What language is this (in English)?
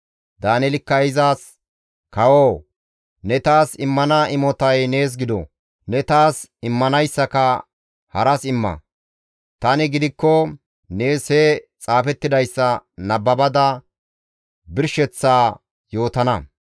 Gamo